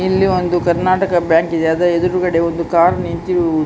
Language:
Kannada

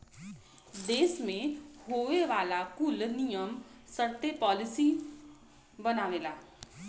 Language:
Bhojpuri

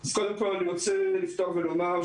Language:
Hebrew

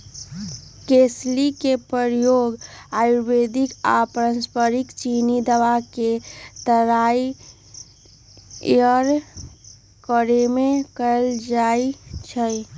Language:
Magahi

